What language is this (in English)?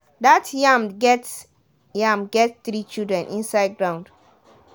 Nigerian Pidgin